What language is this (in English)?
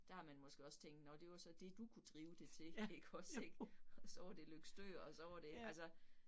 Danish